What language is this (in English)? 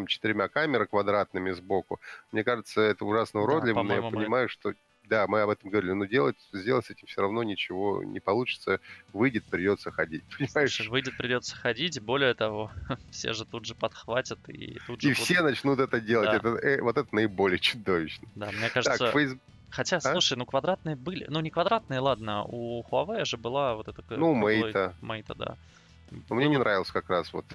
Russian